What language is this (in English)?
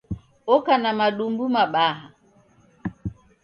Taita